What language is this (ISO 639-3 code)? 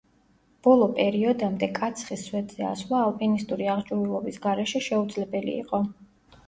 kat